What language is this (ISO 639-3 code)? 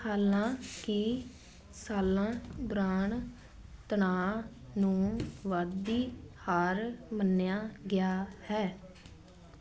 pan